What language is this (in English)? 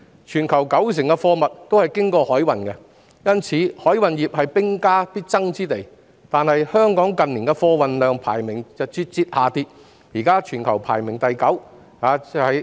Cantonese